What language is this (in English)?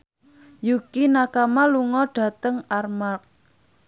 Javanese